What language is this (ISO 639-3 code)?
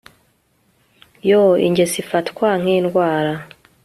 kin